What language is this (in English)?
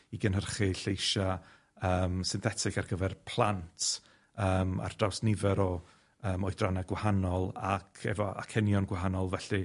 Welsh